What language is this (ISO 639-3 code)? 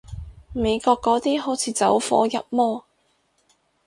yue